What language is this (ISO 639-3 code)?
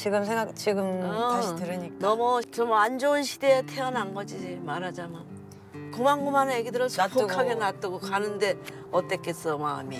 kor